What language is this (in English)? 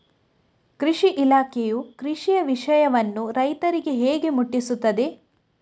Kannada